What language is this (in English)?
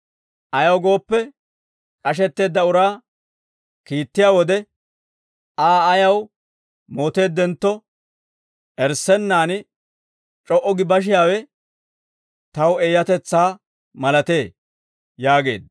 Dawro